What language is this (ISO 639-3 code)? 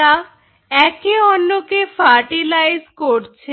ben